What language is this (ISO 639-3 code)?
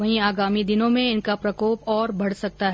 hin